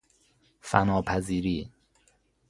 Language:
Persian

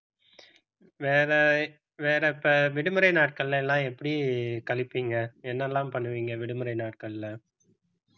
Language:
Tamil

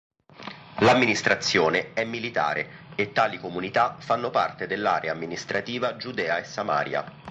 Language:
Italian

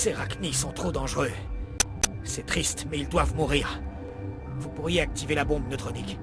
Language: French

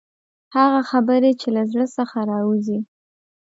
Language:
Pashto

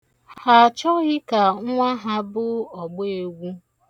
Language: Igbo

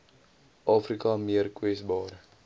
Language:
Afrikaans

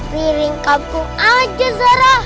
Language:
Indonesian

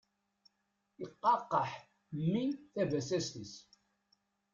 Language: Kabyle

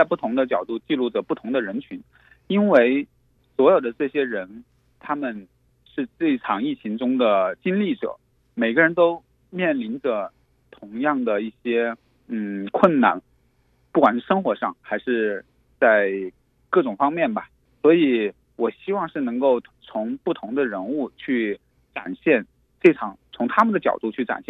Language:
Chinese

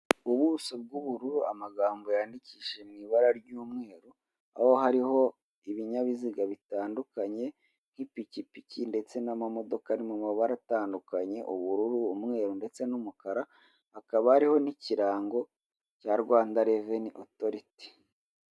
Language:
Kinyarwanda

